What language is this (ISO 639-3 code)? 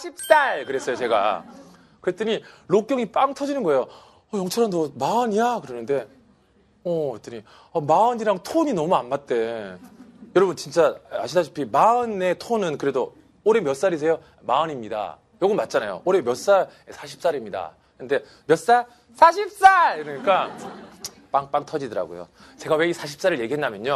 kor